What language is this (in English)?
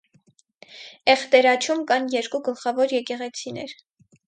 Armenian